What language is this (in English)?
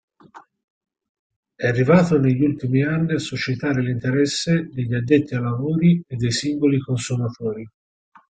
Italian